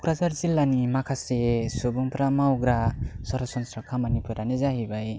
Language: Bodo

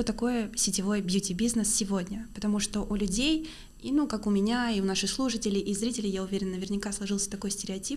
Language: Russian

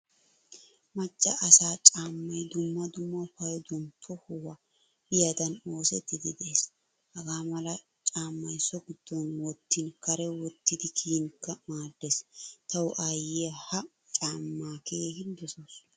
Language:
Wolaytta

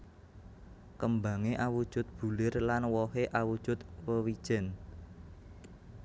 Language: Javanese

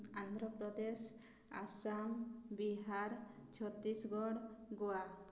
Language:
Odia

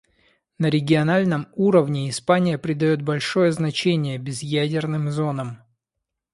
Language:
Russian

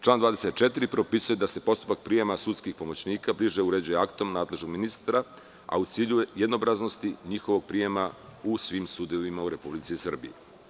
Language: Serbian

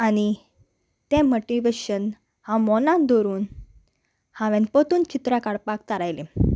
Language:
Konkani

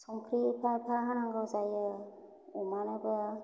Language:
Bodo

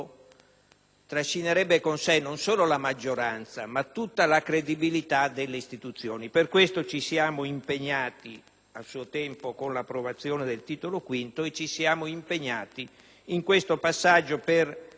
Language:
Italian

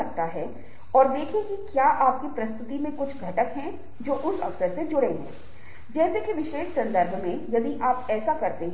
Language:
Hindi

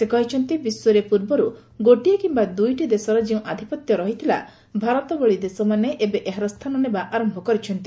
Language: Odia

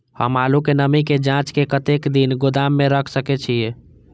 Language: Maithili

